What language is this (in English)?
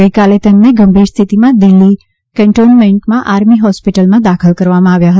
Gujarati